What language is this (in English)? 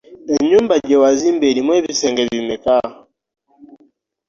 Ganda